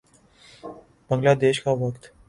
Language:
Urdu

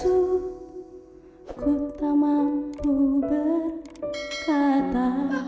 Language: Indonesian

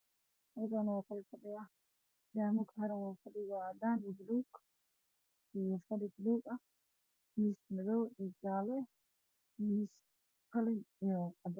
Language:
Somali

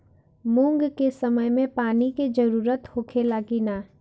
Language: Bhojpuri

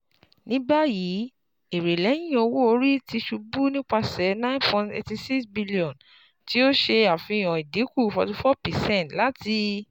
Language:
Yoruba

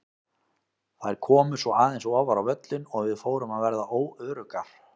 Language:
Icelandic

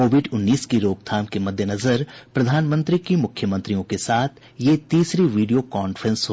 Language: Hindi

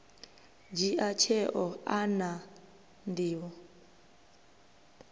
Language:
Venda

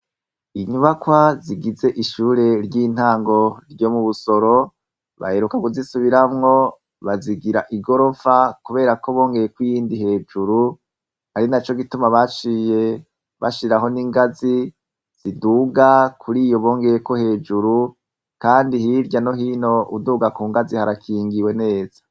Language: Rundi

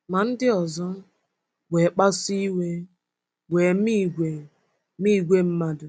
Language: Igbo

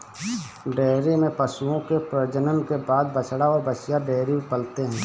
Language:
Hindi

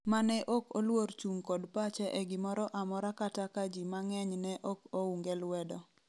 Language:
Luo (Kenya and Tanzania)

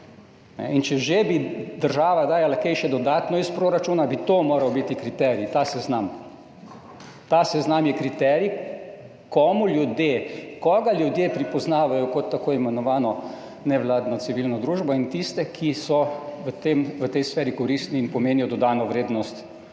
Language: Slovenian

